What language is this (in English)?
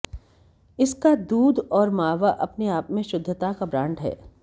Hindi